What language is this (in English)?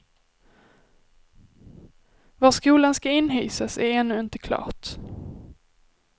Swedish